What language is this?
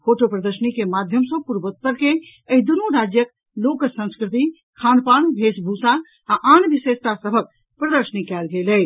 Maithili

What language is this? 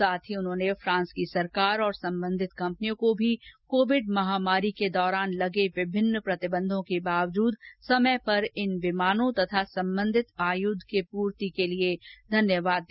Hindi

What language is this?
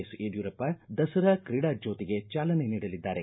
Kannada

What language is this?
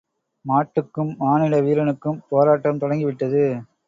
Tamil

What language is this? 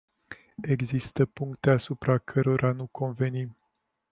Romanian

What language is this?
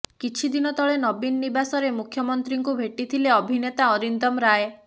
Odia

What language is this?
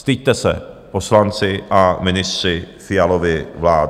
Czech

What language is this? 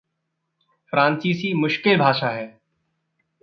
Hindi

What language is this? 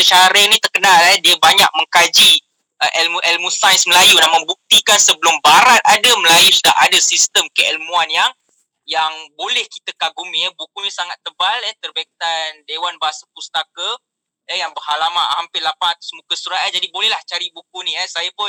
Malay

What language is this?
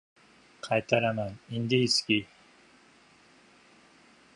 Uzbek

